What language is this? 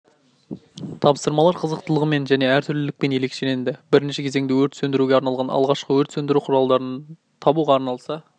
Kazakh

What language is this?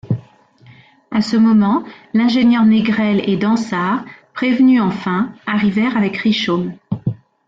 French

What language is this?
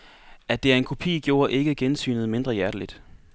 Danish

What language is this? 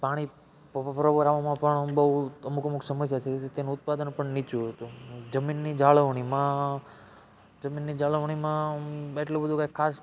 Gujarati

